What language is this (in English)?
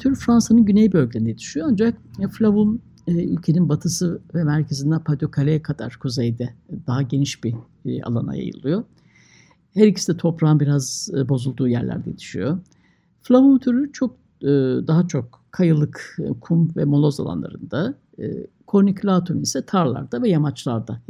Turkish